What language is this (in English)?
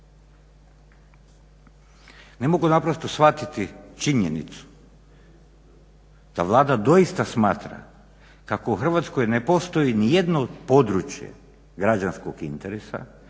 Croatian